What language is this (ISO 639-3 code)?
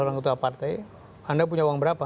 ind